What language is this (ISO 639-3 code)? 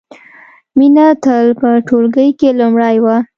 pus